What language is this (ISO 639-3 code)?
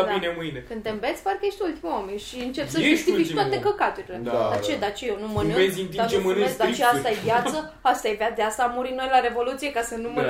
ron